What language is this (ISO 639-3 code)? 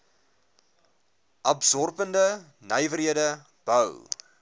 afr